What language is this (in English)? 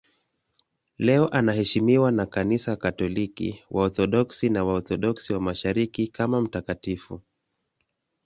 Swahili